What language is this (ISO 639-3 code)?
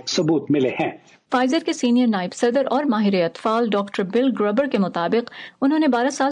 urd